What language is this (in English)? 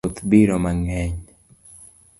Luo (Kenya and Tanzania)